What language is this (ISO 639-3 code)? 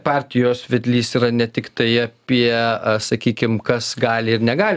lit